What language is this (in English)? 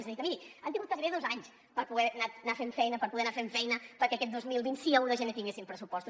Catalan